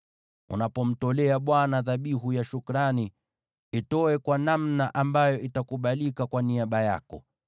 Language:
Swahili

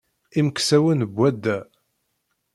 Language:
Kabyle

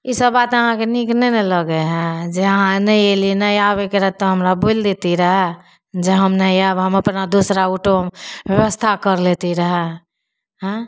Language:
Maithili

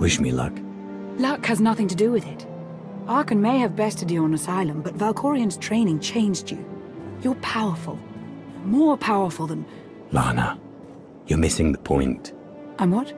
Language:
English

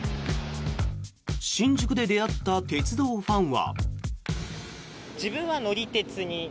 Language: Japanese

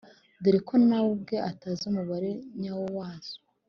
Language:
Kinyarwanda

